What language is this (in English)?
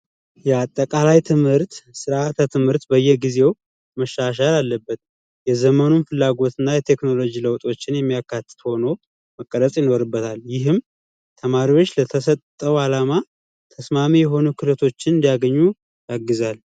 Amharic